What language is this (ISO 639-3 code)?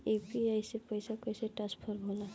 bho